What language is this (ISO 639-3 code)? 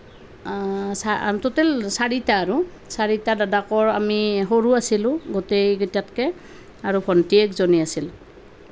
asm